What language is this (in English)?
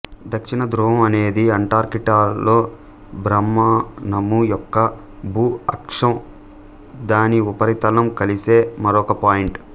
Telugu